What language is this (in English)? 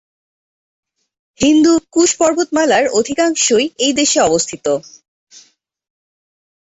Bangla